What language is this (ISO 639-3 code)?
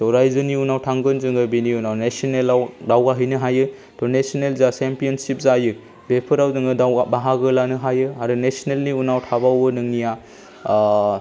brx